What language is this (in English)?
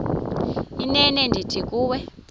Xhosa